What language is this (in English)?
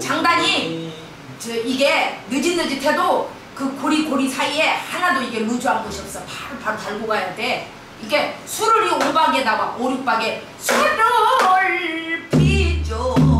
Korean